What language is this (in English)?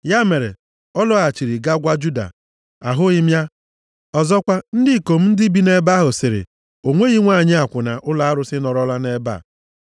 Igbo